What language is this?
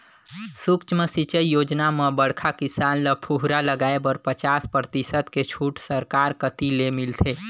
Chhattisgarhi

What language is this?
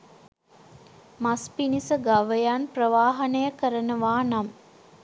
Sinhala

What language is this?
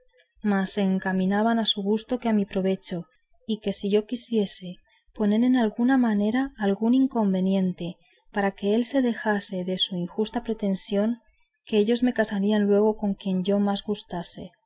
Spanish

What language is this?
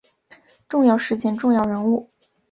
Chinese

